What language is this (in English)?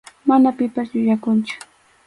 Arequipa-La Unión Quechua